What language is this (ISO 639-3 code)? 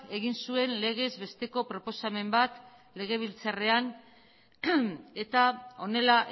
eus